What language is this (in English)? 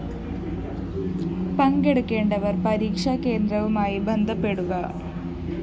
Malayalam